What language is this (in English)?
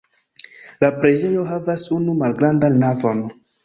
Esperanto